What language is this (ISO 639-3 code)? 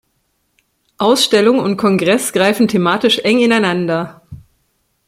deu